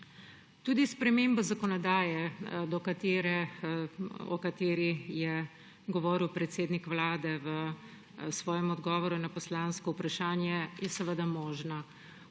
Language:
Slovenian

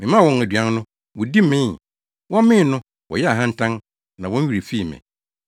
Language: Akan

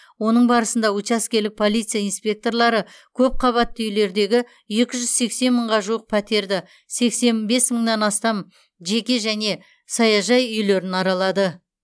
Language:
Kazakh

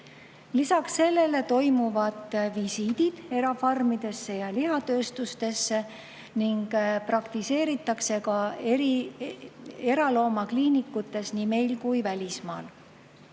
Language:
Estonian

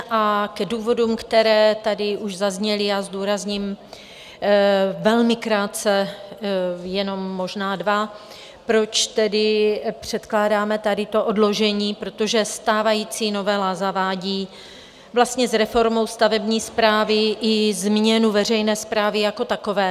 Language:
Czech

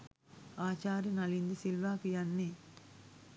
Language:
Sinhala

